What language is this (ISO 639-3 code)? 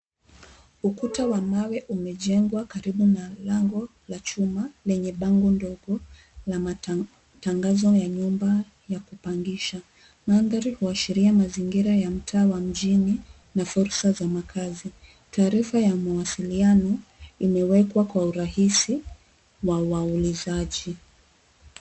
swa